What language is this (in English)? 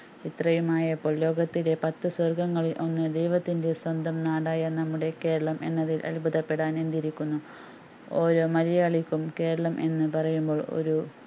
Malayalam